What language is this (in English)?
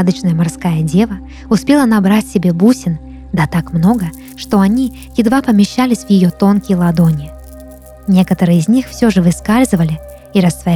Russian